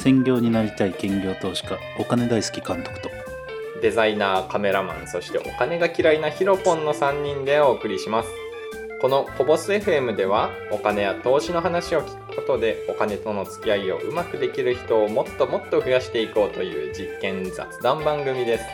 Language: Japanese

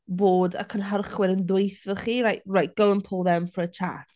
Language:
Welsh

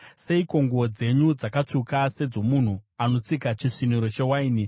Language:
Shona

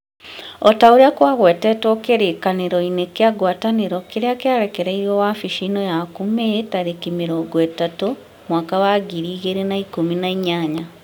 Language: Kikuyu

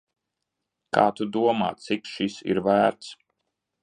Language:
Latvian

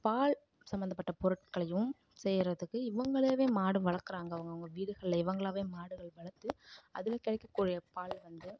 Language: Tamil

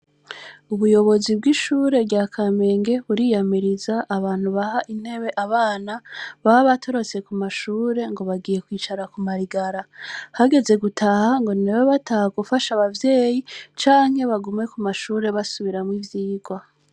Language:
Rundi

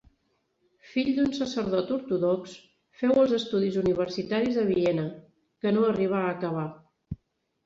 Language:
Catalan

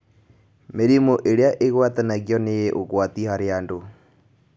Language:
Kikuyu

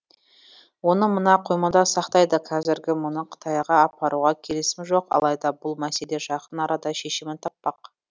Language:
Kazakh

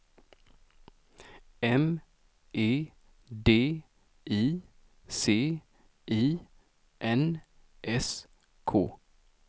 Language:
Swedish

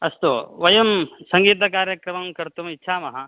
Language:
Sanskrit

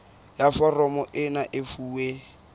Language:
Southern Sotho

